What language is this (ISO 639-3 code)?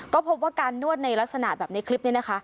tha